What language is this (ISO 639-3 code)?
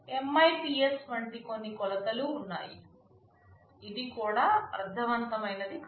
tel